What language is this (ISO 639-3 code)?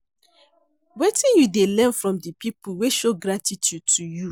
pcm